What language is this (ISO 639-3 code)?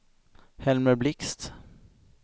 swe